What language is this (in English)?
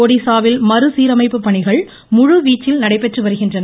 Tamil